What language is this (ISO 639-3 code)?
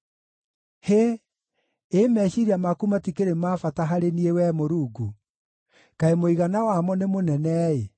kik